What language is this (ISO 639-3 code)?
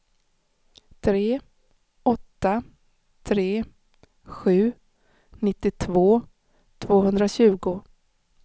swe